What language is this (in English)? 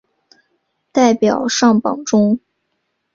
Chinese